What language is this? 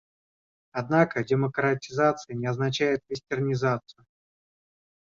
Russian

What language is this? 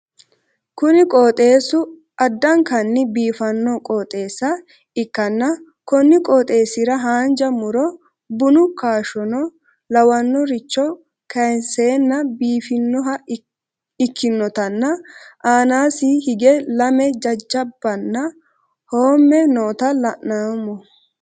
Sidamo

